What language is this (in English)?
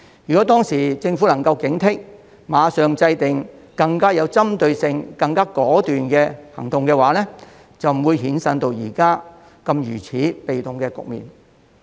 Cantonese